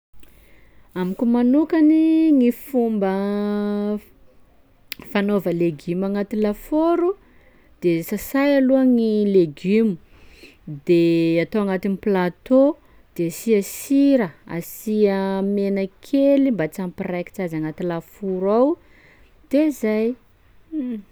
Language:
Sakalava Malagasy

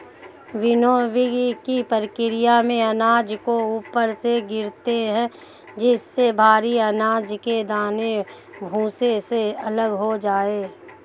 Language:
Hindi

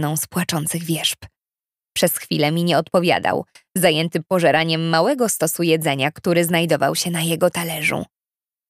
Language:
Polish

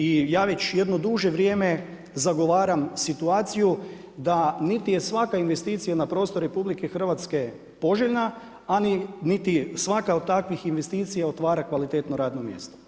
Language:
Croatian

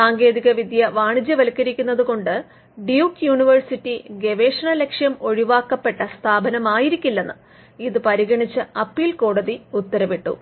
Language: Malayalam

